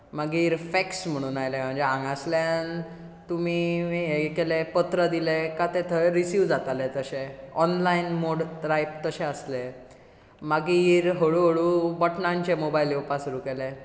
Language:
Konkani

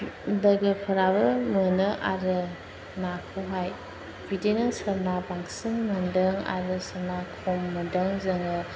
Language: Bodo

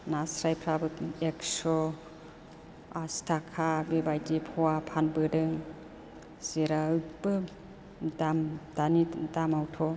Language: Bodo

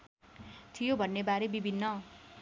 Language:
Nepali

